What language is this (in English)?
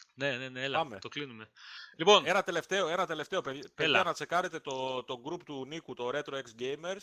Greek